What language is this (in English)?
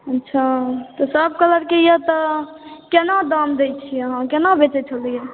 Maithili